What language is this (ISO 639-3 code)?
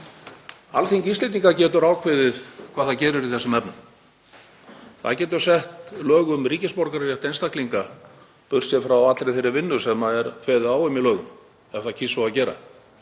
isl